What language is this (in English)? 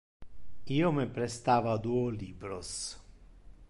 Interlingua